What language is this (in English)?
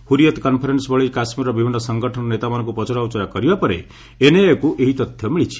Odia